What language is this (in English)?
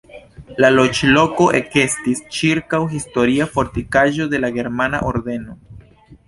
Esperanto